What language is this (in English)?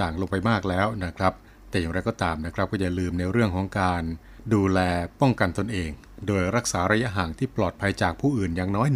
Thai